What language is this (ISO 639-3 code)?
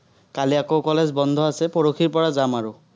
asm